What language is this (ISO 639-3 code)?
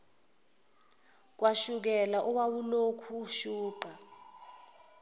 zul